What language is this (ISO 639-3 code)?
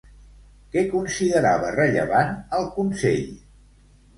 cat